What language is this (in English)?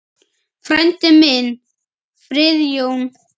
Icelandic